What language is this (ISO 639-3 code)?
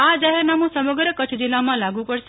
guj